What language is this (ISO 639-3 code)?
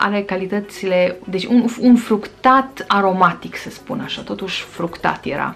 ron